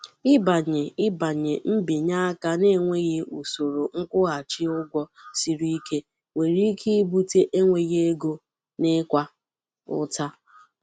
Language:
Igbo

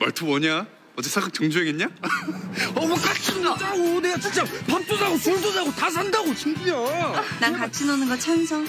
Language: Korean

